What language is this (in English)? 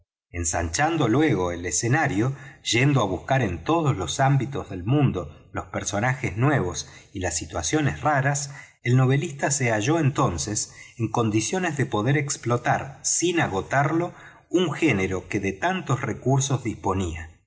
Spanish